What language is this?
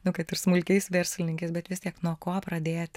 Lithuanian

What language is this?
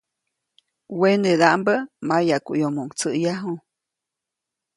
Copainalá Zoque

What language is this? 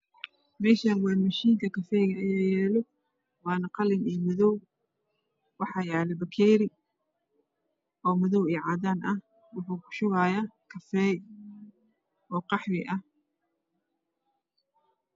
Somali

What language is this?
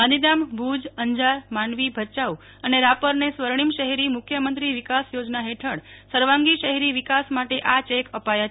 Gujarati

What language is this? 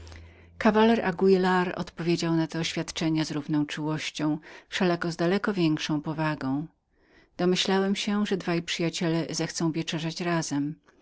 Polish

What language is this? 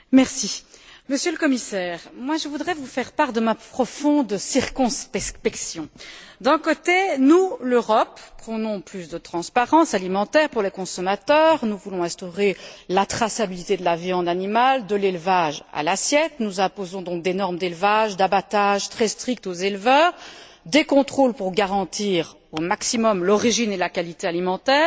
French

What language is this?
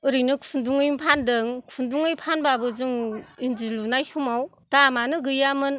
Bodo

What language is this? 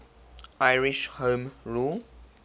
English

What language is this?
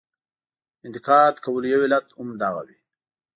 Pashto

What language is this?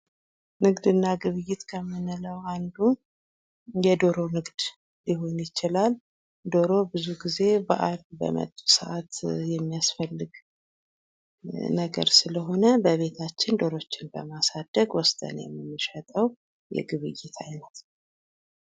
Amharic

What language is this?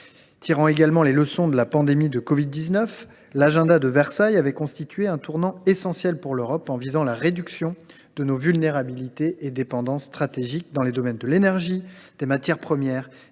French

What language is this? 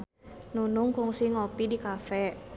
Sundanese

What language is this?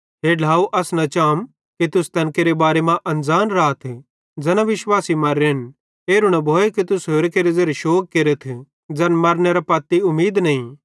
Bhadrawahi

